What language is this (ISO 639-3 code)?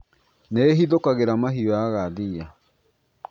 kik